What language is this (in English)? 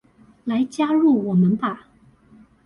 Chinese